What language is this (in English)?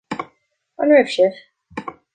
Irish